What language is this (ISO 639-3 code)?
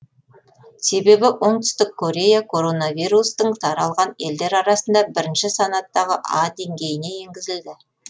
kaz